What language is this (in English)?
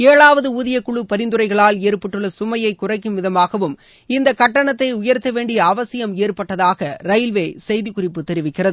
Tamil